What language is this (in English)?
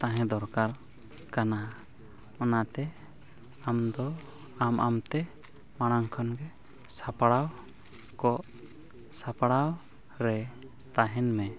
Santali